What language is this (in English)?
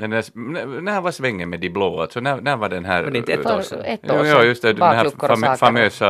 Swedish